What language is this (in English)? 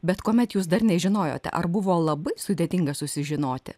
Lithuanian